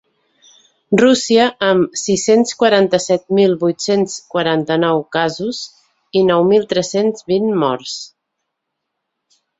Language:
Catalan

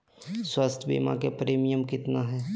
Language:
Magahi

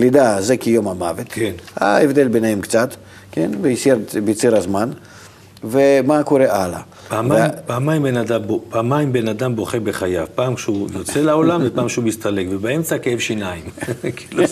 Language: Hebrew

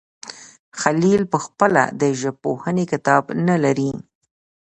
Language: Pashto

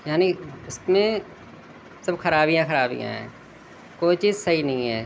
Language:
Urdu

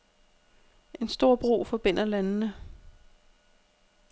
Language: Danish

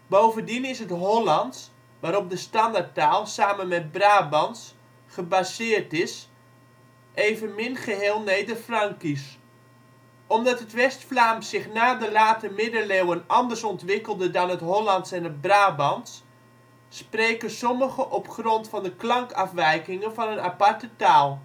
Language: Dutch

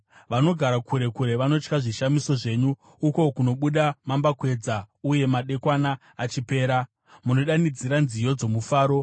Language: Shona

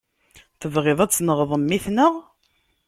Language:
Kabyle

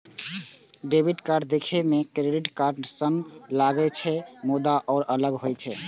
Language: Maithili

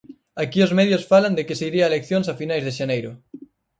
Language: Galician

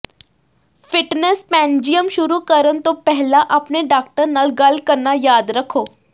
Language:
Punjabi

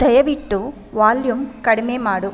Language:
Kannada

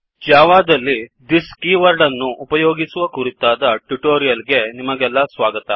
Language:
Kannada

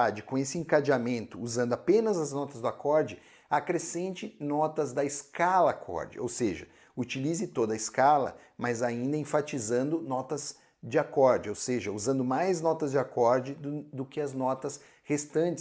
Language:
Portuguese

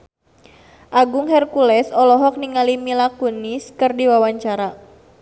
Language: Sundanese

